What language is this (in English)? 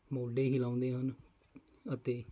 Punjabi